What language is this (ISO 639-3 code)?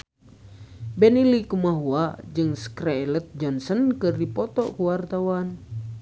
sun